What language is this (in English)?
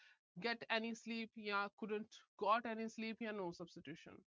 Punjabi